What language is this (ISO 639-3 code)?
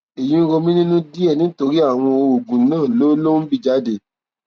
yor